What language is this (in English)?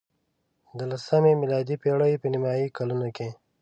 Pashto